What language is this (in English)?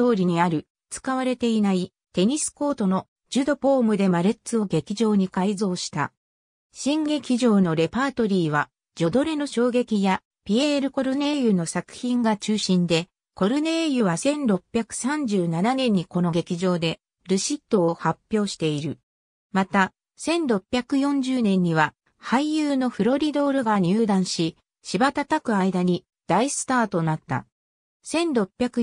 Japanese